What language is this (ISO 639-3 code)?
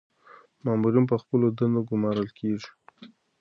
pus